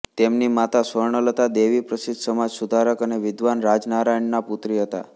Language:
Gujarati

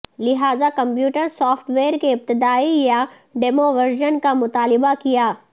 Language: Urdu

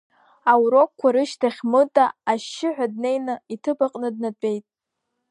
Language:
Abkhazian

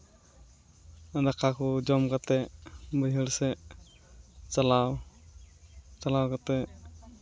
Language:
Santali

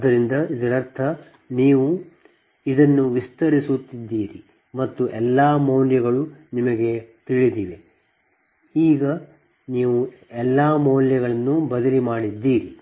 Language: Kannada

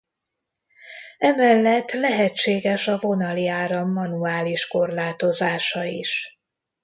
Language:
Hungarian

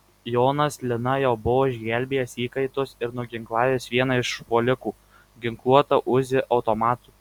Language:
Lithuanian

